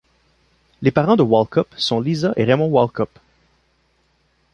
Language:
French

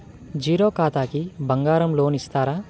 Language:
Telugu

